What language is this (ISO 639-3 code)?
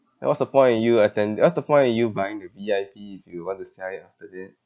eng